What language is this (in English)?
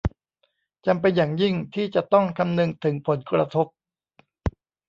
Thai